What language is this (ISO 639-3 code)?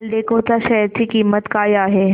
mar